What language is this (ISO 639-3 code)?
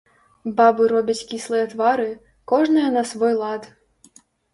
bel